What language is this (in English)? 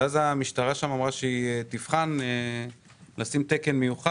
Hebrew